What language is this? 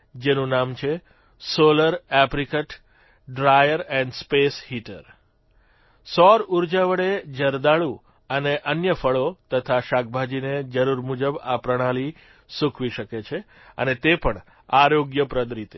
Gujarati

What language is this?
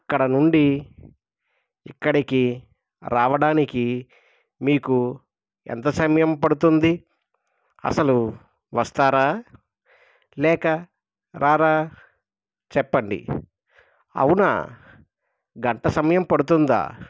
Telugu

